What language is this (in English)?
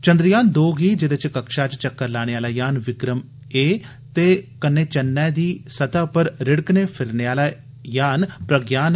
Dogri